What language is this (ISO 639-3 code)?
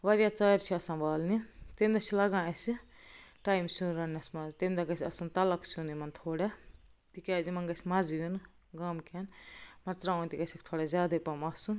kas